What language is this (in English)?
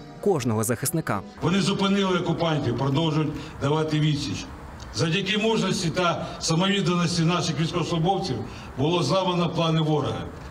Ukrainian